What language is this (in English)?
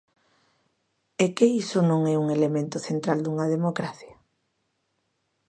Galician